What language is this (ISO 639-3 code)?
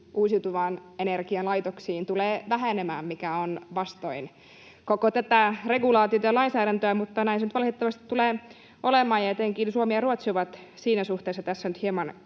fin